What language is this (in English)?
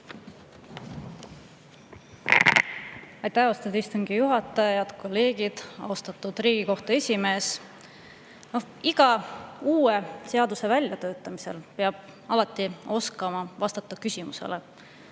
Estonian